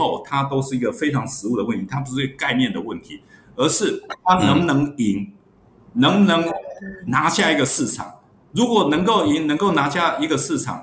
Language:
Chinese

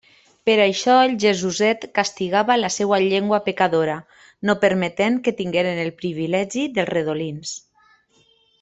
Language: Catalan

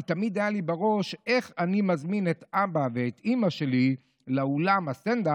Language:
Hebrew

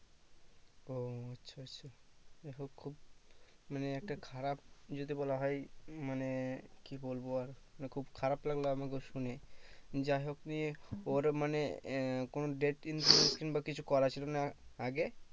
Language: Bangla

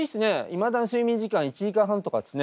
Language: Japanese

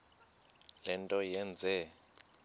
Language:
Xhosa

